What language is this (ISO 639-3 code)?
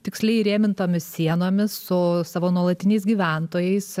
lit